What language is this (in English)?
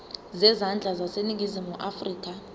Zulu